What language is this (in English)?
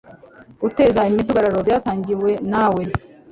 Kinyarwanda